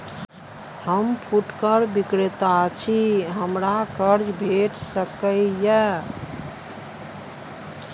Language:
Maithili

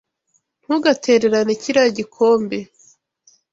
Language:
Kinyarwanda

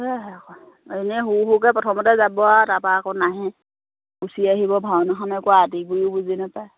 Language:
Assamese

